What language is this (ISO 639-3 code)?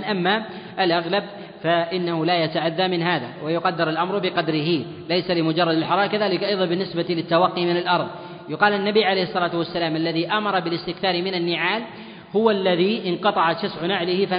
ara